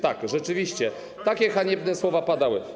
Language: Polish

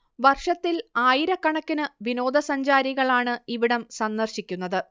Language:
Malayalam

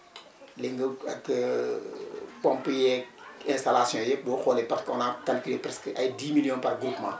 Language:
Wolof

